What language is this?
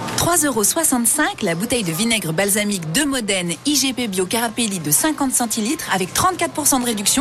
French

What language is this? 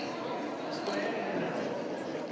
Slovenian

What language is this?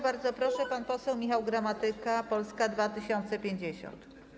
Polish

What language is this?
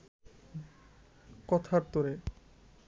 Bangla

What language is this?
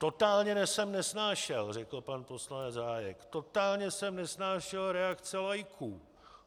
Czech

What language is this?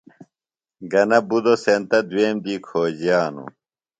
Phalura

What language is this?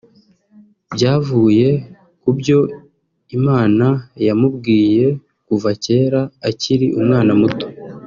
Kinyarwanda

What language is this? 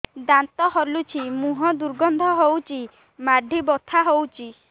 Odia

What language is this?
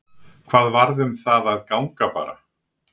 Icelandic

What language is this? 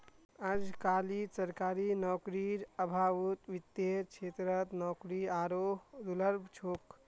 Magahi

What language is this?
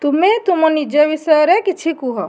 Odia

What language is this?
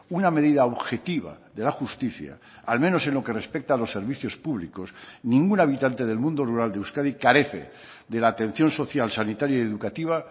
Spanish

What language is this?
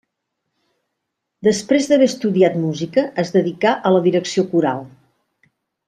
Catalan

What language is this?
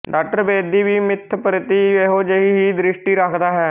Punjabi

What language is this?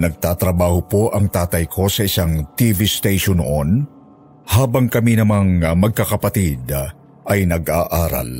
Filipino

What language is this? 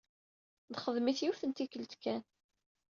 Kabyle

